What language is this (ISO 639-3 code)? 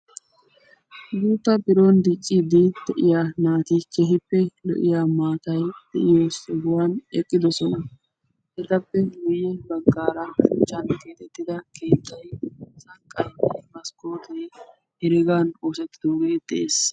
wal